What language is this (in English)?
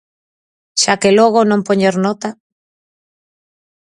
Galician